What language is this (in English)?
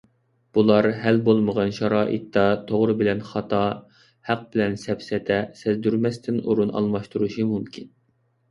Uyghur